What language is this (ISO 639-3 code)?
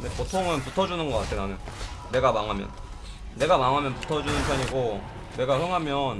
kor